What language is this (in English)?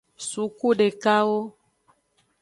Aja (Benin)